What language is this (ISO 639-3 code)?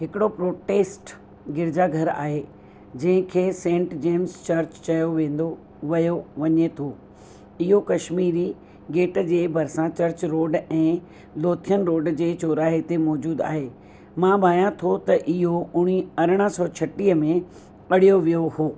snd